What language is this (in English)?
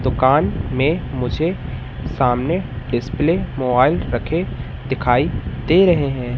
Hindi